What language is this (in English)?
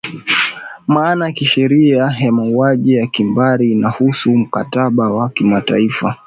Swahili